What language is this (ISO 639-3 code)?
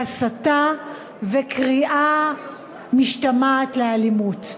heb